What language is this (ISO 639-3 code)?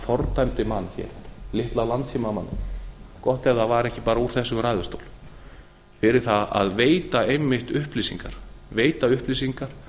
isl